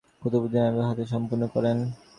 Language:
Bangla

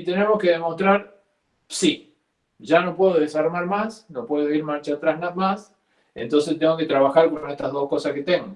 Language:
Spanish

